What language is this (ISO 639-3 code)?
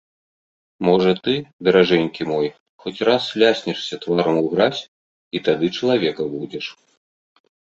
bel